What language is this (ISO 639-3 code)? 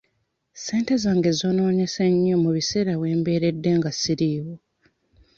lug